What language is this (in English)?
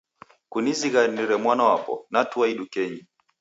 Taita